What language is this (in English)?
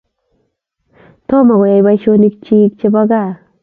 Kalenjin